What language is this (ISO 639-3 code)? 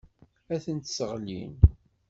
kab